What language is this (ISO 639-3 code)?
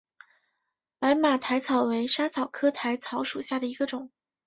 zho